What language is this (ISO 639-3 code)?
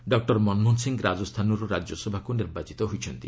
ori